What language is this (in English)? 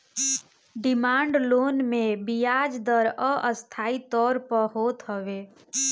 Bhojpuri